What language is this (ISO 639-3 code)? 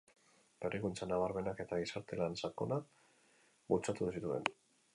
eus